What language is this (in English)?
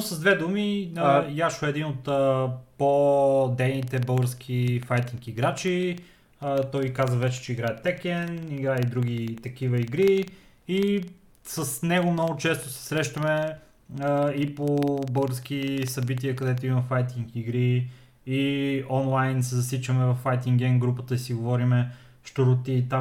Bulgarian